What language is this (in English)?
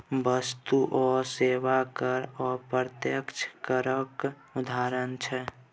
Maithili